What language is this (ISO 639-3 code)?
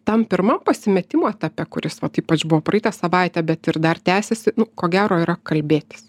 lit